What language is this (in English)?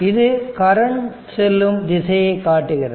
Tamil